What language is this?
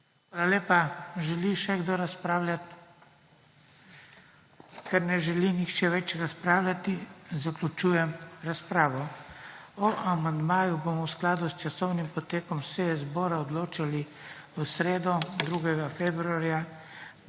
Slovenian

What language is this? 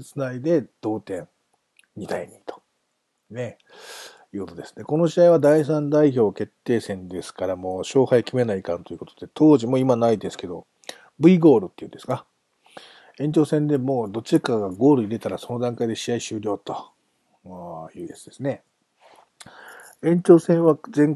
Japanese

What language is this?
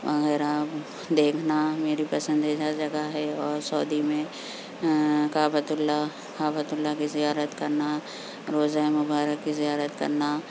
Urdu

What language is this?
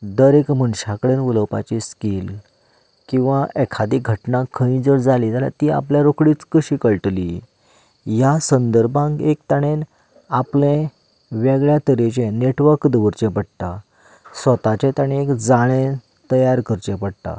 Konkani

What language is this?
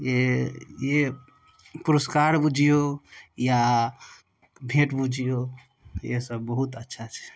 Maithili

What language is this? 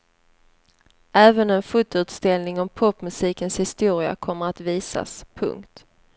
Swedish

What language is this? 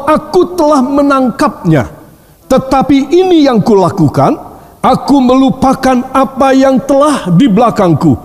Indonesian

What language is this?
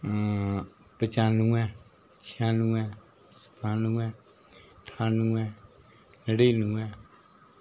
Dogri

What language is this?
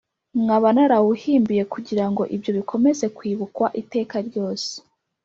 Kinyarwanda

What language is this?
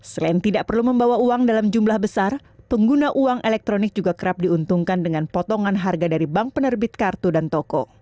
Indonesian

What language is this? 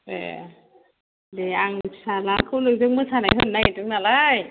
Bodo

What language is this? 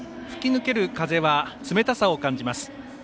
Japanese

